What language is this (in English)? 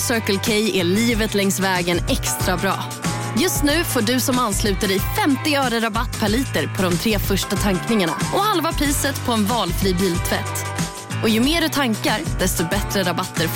Swedish